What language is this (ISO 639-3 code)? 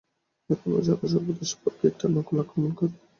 ben